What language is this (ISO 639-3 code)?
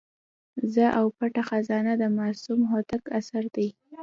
pus